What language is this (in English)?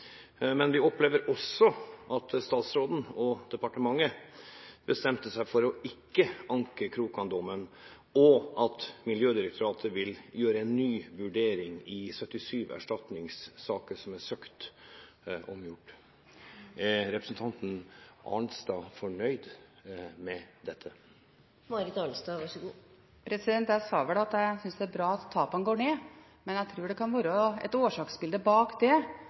Norwegian